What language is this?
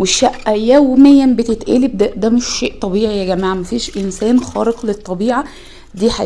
Arabic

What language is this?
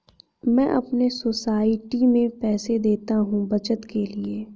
Hindi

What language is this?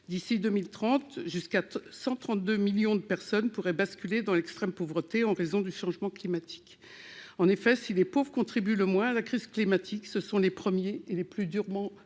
French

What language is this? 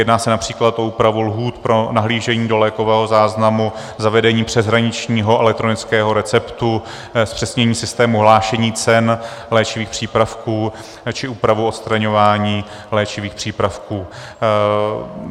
Czech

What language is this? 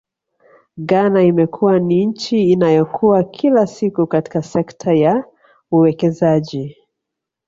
Swahili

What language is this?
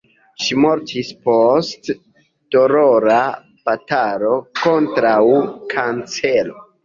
Esperanto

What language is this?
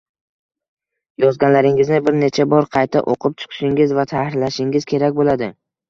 Uzbek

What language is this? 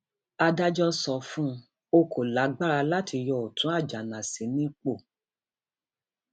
Yoruba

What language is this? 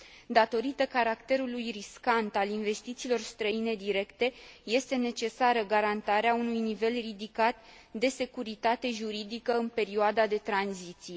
Romanian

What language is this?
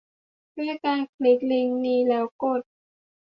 Thai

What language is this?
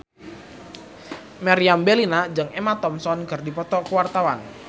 Sundanese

